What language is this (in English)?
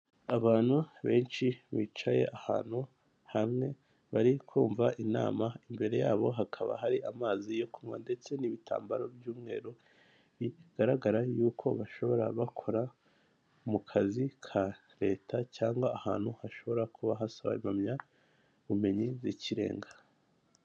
Kinyarwanda